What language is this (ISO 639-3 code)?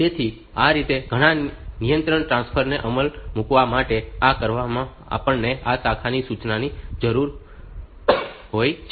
guj